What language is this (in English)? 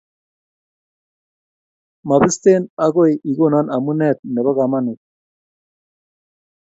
Kalenjin